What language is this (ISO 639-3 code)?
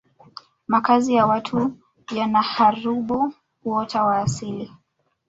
swa